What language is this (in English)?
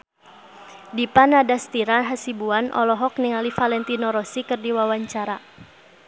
Sundanese